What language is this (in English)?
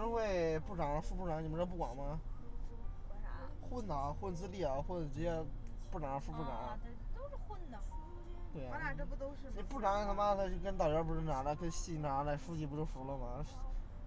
Chinese